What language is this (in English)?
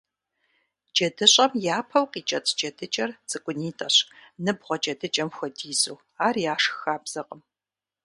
Kabardian